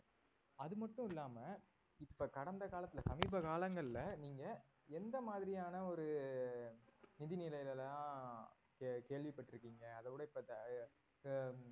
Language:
Tamil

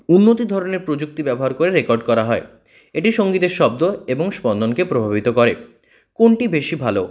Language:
Bangla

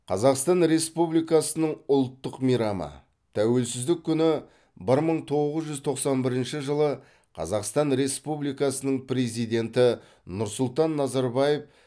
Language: Kazakh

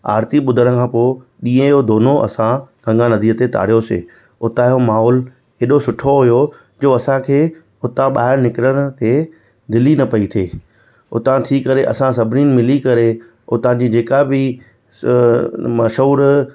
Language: Sindhi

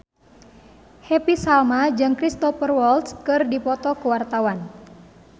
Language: Sundanese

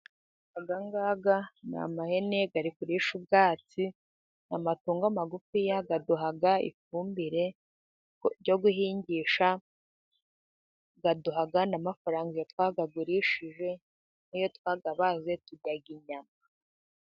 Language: Kinyarwanda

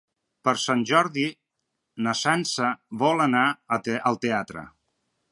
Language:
Catalan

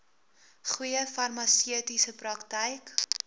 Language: Afrikaans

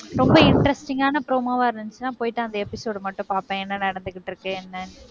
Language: Tamil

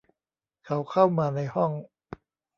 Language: Thai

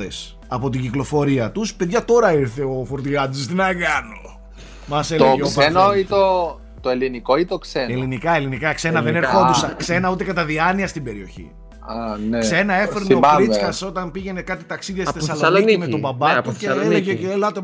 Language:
Greek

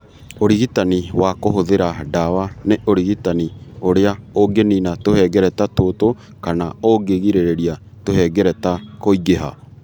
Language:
Kikuyu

